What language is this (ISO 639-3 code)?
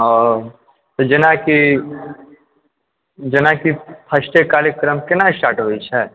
mai